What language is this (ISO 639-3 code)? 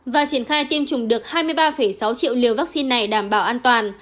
vie